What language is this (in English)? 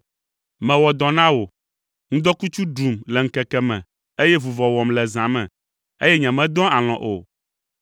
Ewe